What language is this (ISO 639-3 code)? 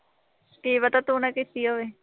pan